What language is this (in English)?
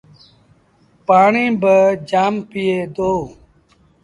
Sindhi Bhil